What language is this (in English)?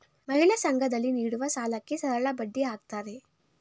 Kannada